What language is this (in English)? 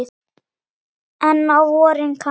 Icelandic